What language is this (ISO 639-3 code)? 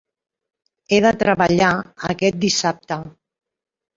cat